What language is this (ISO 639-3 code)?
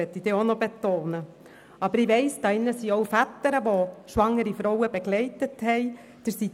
gsw